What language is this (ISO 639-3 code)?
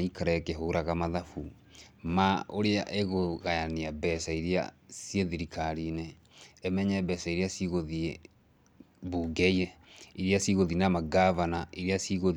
kik